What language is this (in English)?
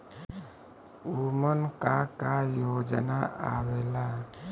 Bhojpuri